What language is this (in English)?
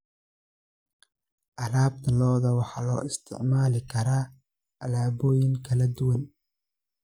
Somali